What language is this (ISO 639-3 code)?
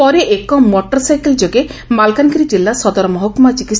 ori